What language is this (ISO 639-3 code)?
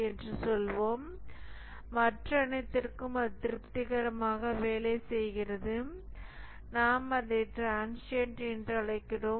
tam